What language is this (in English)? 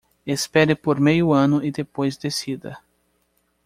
Portuguese